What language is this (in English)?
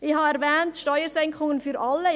Swiss German